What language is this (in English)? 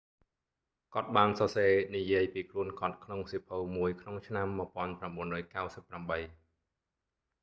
Khmer